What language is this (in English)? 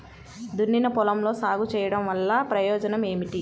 Telugu